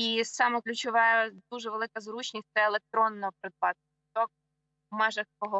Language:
Ukrainian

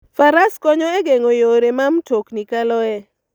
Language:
Luo (Kenya and Tanzania)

